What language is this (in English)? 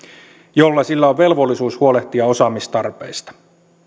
Finnish